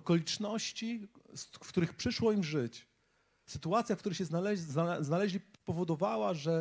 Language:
Polish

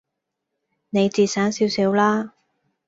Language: Cantonese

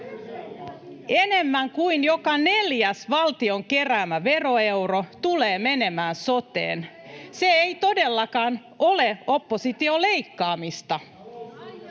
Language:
Finnish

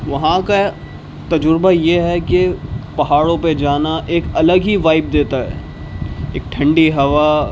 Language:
Urdu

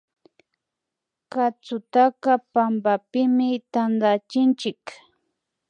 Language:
Imbabura Highland Quichua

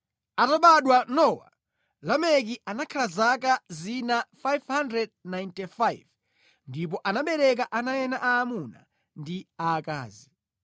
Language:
Nyanja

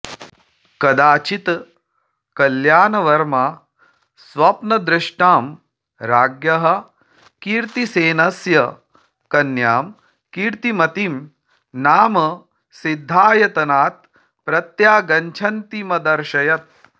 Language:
Sanskrit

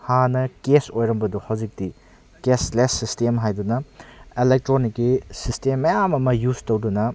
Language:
Manipuri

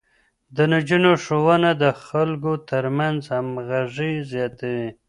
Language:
Pashto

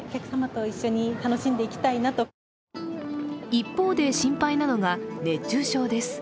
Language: Japanese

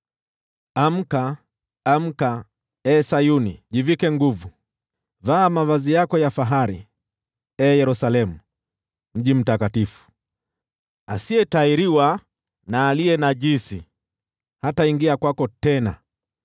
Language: Swahili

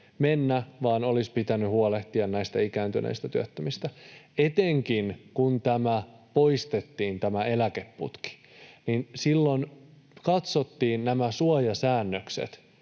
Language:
Finnish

